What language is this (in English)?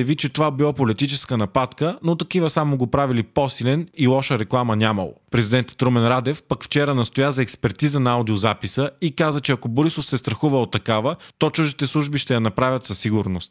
Bulgarian